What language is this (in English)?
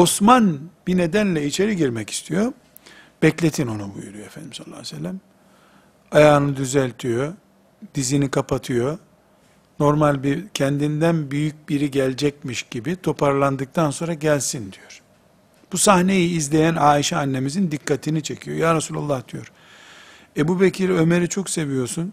Turkish